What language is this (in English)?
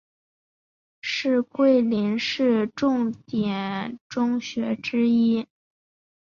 Chinese